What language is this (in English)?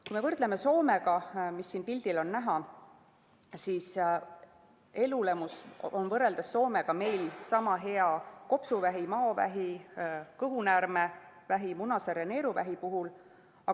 Estonian